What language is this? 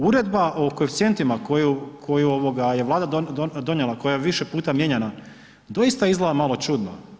Croatian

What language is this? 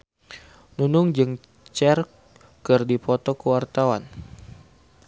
Sundanese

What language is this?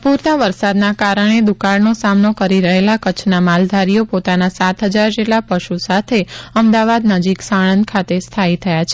Gujarati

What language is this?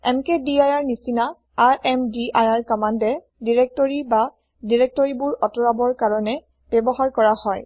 Assamese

